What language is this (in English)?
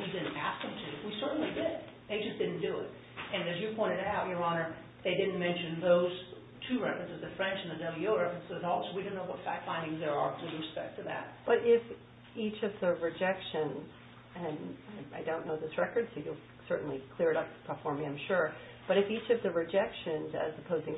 English